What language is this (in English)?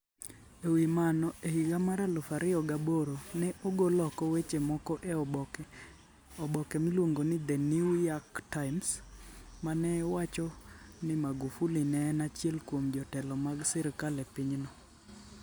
Luo (Kenya and Tanzania)